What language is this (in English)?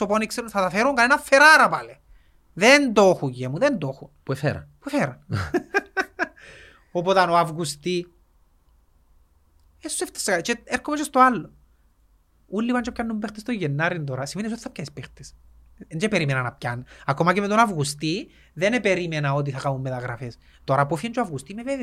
Greek